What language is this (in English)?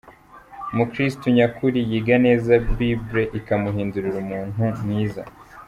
Kinyarwanda